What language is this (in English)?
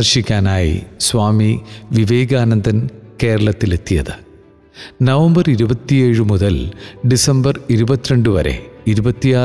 Malayalam